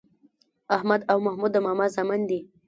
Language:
Pashto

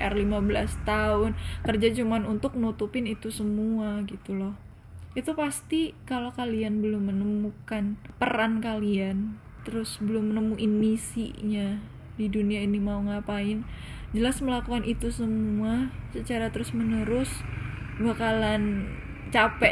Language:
Indonesian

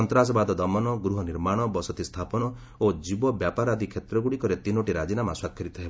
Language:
Odia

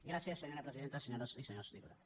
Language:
Catalan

